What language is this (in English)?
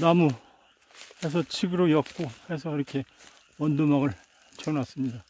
Korean